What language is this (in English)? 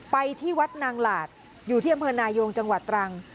Thai